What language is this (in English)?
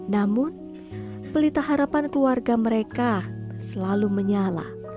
Indonesian